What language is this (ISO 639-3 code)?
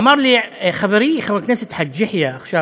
heb